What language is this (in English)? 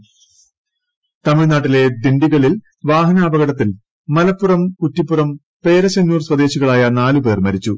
Malayalam